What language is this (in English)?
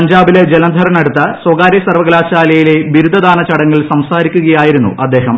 Malayalam